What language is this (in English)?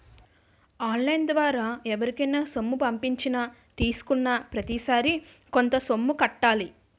Telugu